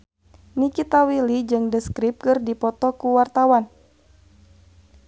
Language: Sundanese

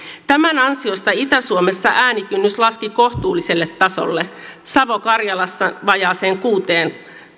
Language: Finnish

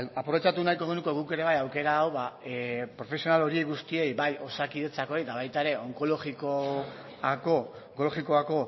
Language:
Basque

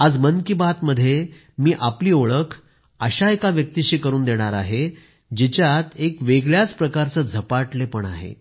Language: Marathi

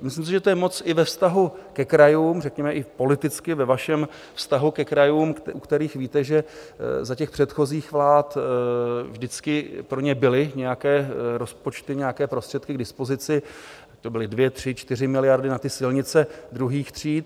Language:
Czech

